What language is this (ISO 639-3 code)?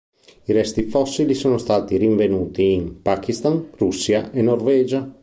ita